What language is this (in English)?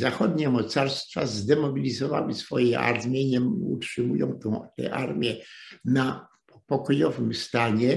Polish